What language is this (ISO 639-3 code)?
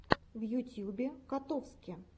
rus